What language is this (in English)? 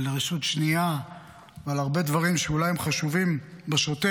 Hebrew